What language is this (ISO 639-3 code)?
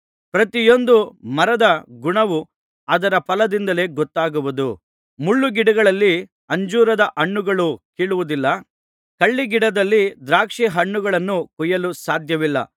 kan